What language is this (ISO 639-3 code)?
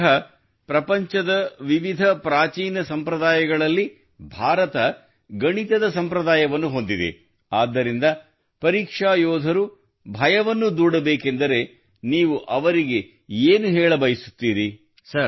kan